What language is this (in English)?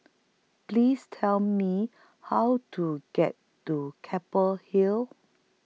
English